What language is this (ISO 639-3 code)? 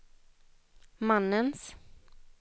swe